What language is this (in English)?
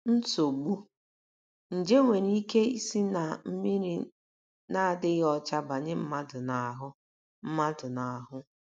Igbo